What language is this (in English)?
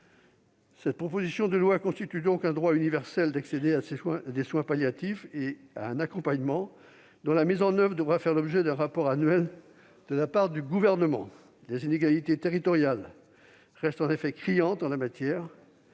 French